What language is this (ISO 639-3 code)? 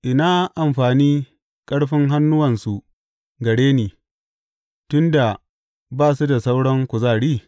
hau